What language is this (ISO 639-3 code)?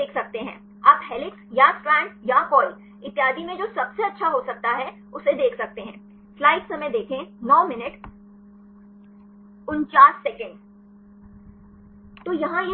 hin